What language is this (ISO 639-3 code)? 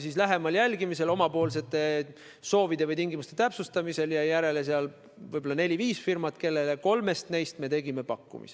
est